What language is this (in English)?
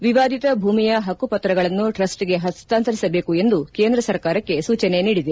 Kannada